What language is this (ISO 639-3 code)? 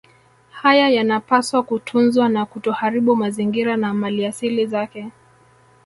swa